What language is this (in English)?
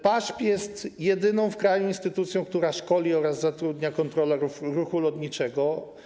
Polish